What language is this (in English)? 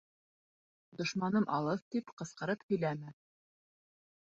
Bashkir